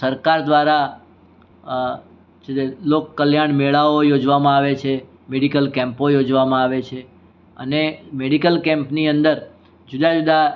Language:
Gujarati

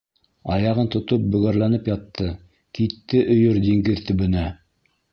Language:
Bashkir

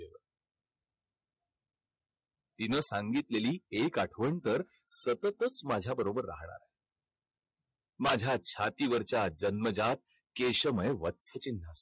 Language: Marathi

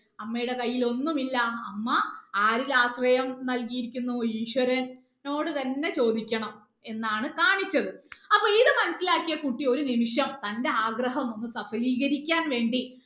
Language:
Malayalam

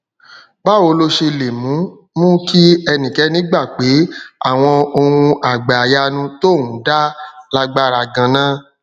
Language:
Yoruba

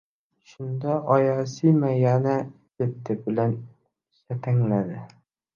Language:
Uzbek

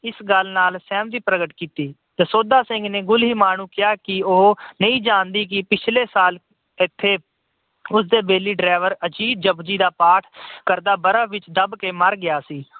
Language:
Punjabi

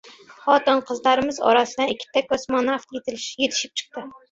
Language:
Uzbek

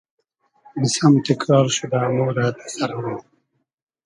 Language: Hazaragi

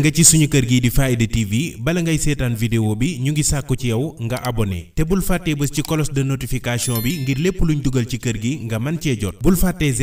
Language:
Indonesian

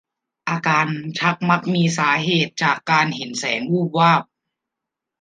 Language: Thai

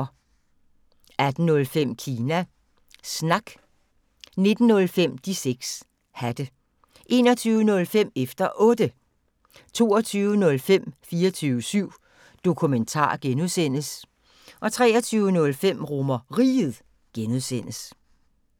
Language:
Danish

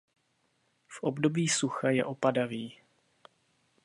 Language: Czech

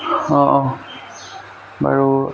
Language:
Assamese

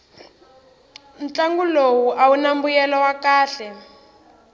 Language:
Tsonga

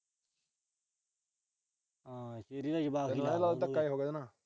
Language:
Punjabi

